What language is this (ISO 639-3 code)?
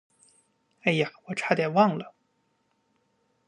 zho